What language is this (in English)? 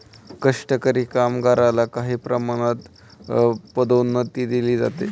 Marathi